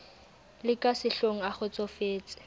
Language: Southern Sotho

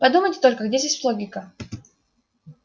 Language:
Russian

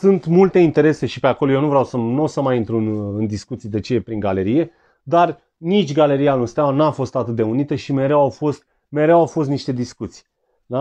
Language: Romanian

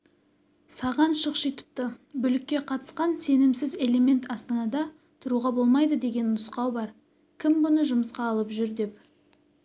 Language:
Kazakh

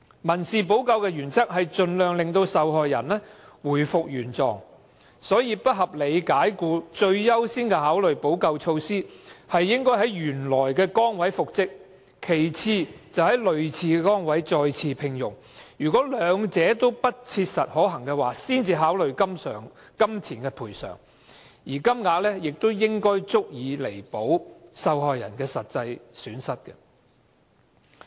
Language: Cantonese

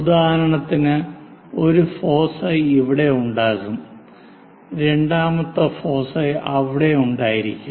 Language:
Malayalam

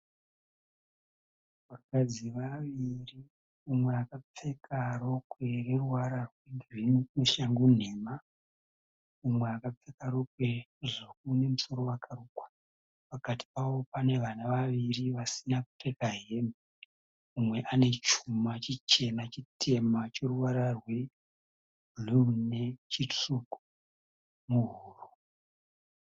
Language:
Shona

